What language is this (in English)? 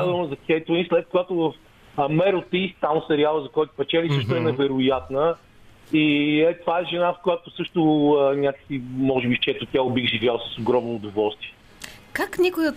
Bulgarian